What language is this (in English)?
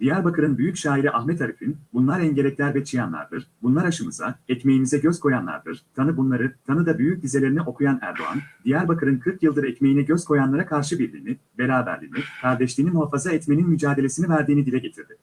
Turkish